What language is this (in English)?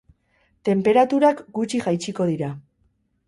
Basque